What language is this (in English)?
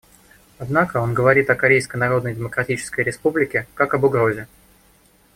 Russian